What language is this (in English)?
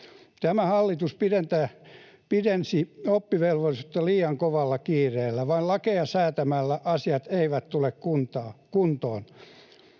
Finnish